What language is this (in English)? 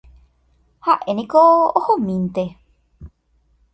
Guarani